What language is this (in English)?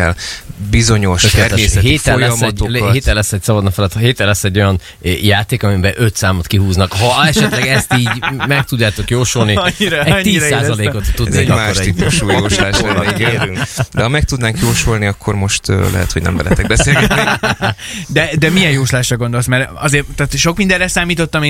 Hungarian